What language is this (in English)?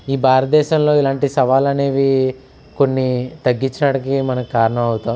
Telugu